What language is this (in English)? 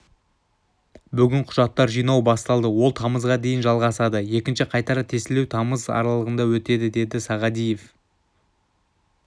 Kazakh